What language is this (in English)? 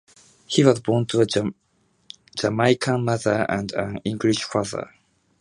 English